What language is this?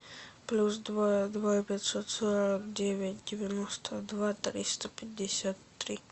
Russian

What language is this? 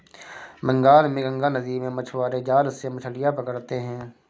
Hindi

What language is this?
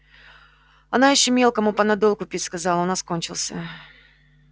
Russian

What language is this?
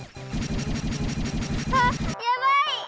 Japanese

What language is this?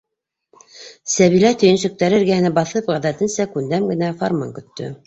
Bashkir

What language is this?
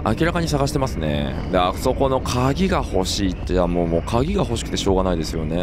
Japanese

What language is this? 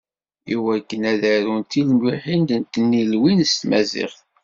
Kabyle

